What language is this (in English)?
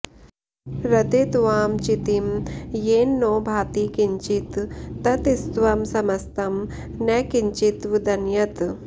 Sanskrit